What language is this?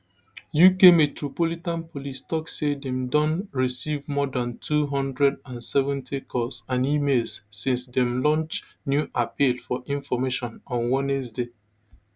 Nigerian Pidgin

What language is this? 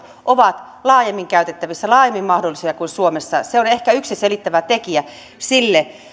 Finnish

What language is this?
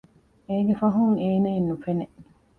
Divehi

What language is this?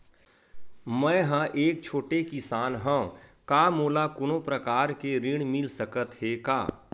Chhattisgarhi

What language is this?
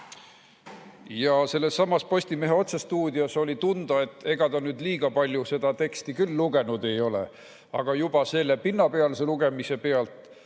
Estonian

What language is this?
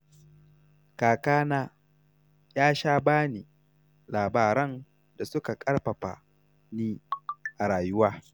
Hausa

